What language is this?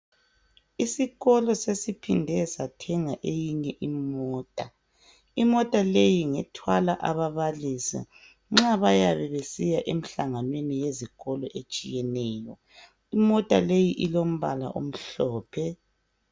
North Ndebele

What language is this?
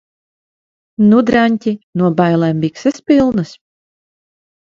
Latvian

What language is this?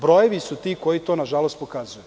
Serbian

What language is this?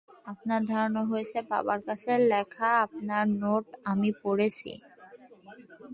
Bangla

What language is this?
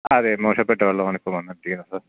Malayalam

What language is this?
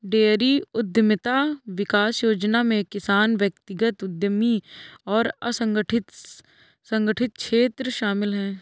Hindi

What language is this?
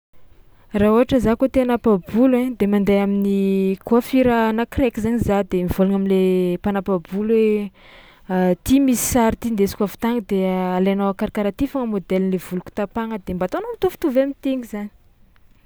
Tsimihety Malagasy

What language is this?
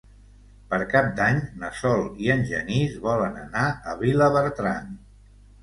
Catalan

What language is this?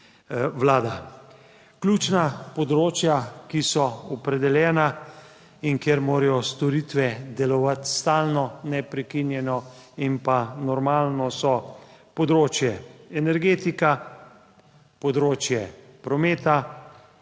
Slovenian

